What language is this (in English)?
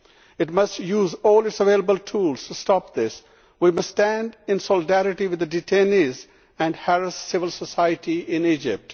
English